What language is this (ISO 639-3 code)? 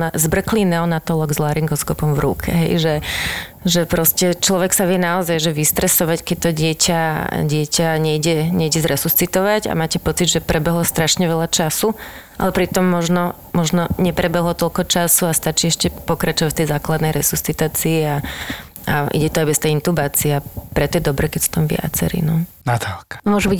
slk